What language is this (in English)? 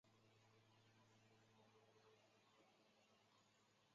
Chinese